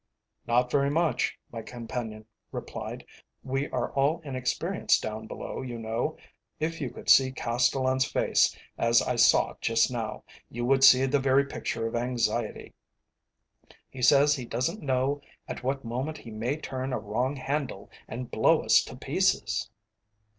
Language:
English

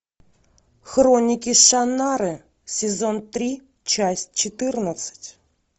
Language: Russian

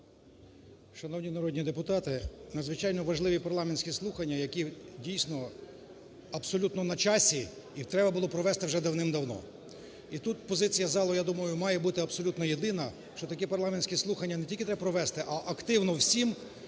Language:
Ukrainian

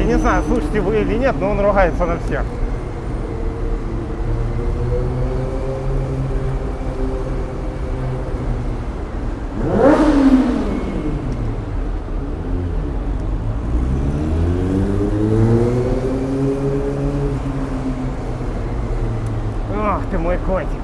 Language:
Russian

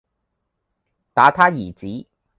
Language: Cantonese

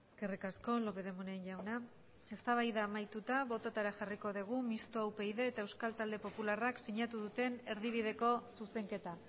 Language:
Basque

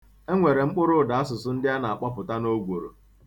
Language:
Igbo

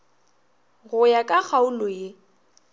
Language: Northern Sotho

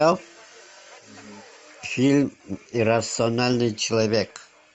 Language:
Russian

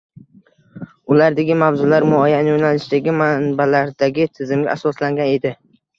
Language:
Uzbek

